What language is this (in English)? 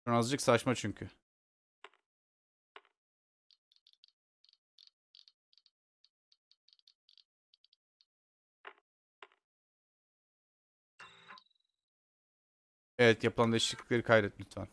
Turkish